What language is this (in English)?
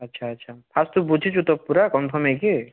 Odia